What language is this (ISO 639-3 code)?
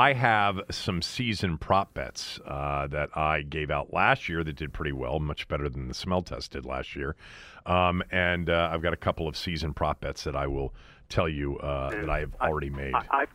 eng